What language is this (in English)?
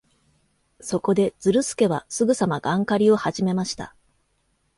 Japanese